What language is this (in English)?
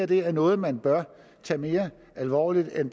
Danish